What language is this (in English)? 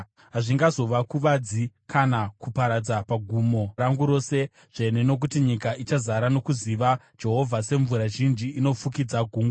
Shona